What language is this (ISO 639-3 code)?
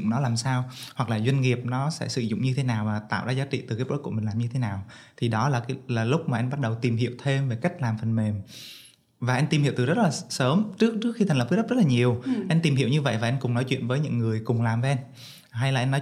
vie